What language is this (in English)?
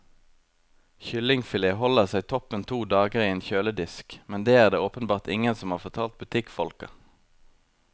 Norwegian